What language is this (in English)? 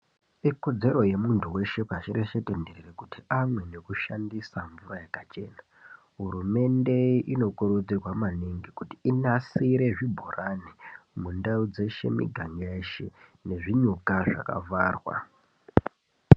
Ndau